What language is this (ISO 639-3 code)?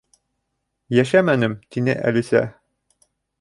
bak